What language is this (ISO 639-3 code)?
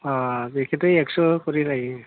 brx